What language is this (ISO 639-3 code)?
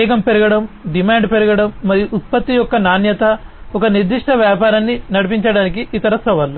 tel